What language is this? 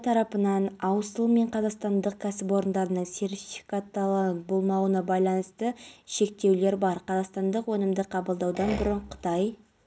Kazakh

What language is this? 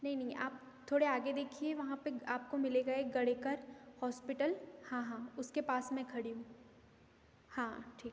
Hindi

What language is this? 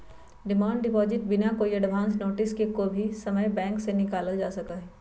Magahi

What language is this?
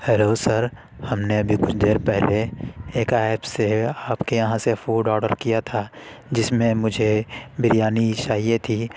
Urdu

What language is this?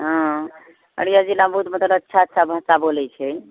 Maithili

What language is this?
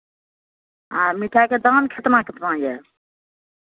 Maithili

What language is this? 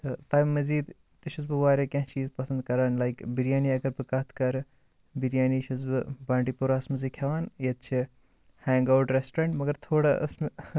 Kashmiri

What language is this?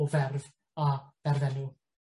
Welsh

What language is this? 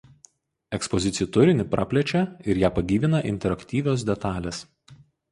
Lithuanian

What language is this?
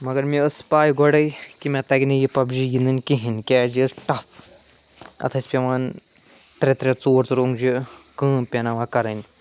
Kashmiri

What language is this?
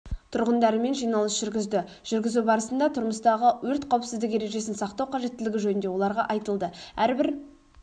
Kazakh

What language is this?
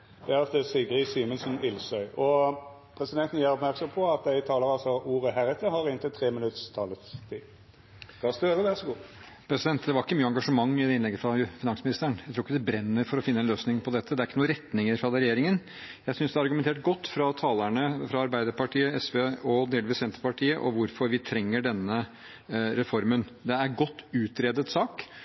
Norwegian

